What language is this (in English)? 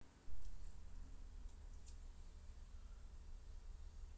Russian